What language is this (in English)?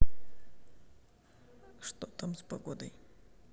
Russian